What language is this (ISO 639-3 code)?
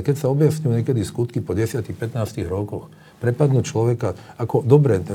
slk